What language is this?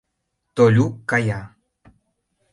Mari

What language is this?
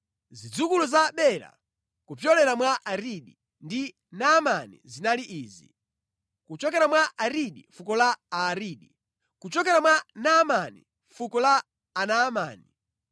Nyanja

